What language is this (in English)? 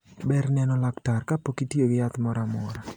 Luo (Kenya and Tanzania)